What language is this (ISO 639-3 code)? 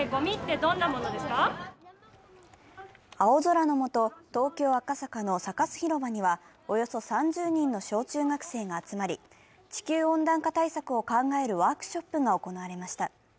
jpn